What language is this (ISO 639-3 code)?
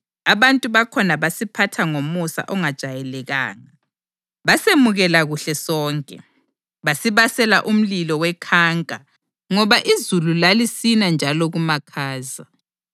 nde